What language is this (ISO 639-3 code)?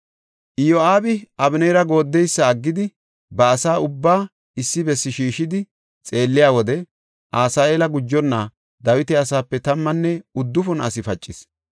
gof